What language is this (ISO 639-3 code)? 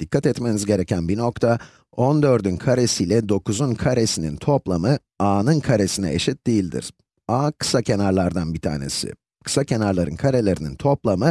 tur